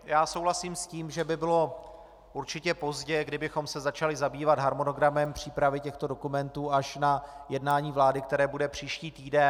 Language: Czech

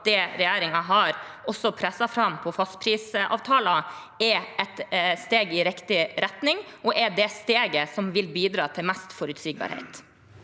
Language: Norwegian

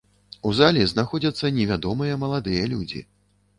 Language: Belarusian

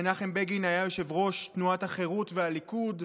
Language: Hebrew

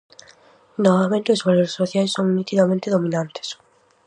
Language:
Galician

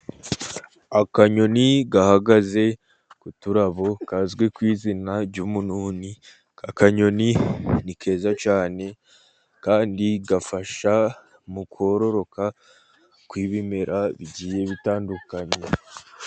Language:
Kinyarwanda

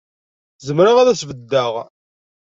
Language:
Kabyle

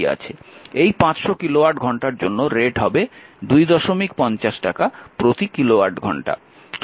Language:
Bangla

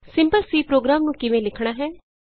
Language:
Punjabi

